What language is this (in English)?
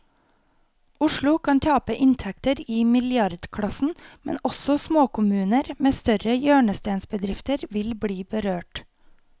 Norwegian